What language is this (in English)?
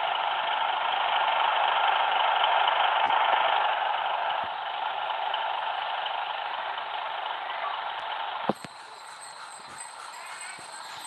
Indonesian